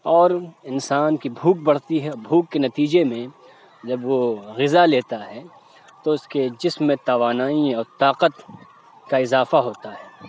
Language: Urdu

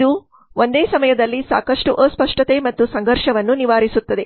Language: Kannada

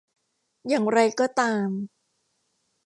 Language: Thai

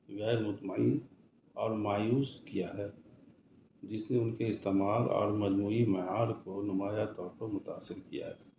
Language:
Urdu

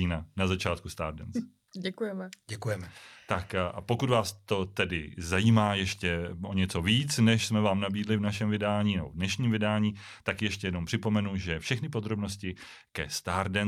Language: Czech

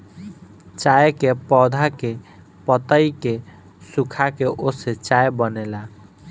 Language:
Bhojpuri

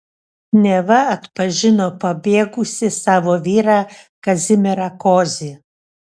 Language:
Lithuanian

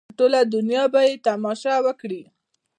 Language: Pashto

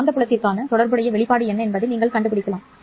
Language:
Tamil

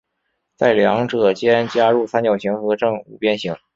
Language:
Chinese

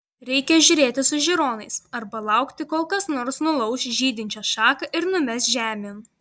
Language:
Lithuanian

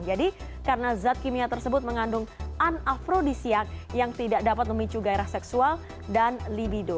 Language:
Indonesian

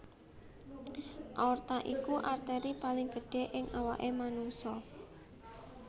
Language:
Javanese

